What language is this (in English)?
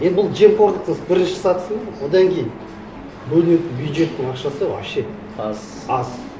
Kazakh